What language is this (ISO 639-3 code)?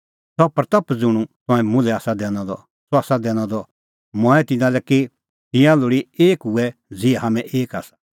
kfx